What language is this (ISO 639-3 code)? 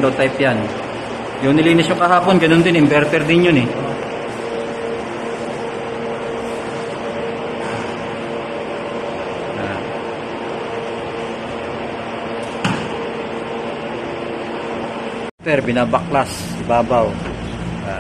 fil